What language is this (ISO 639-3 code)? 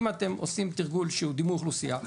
heb